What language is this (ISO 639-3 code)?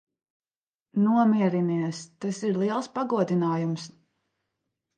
lav